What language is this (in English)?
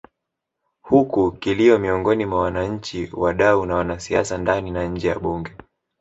Swahili